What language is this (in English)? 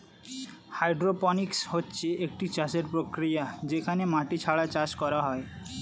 Bangla